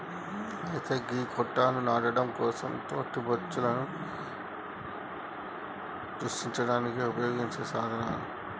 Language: Telugu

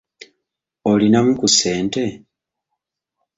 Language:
Ganda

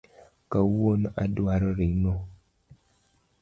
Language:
Luo (Kenya and Tanzania)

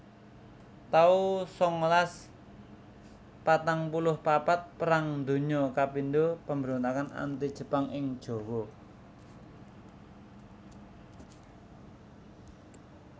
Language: Javanese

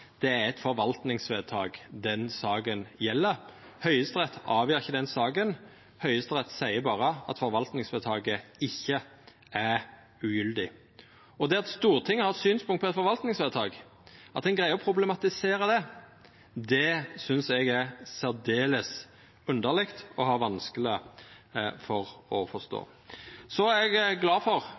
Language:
Norwegian Nynorsk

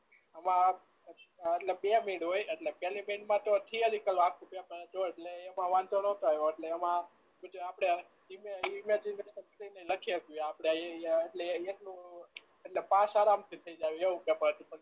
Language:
Gujarati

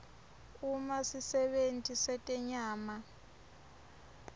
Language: Swati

